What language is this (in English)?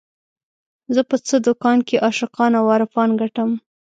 Pashto